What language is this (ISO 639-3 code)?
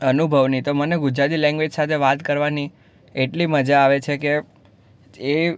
guj